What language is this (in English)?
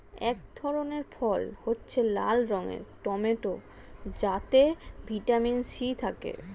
Bangla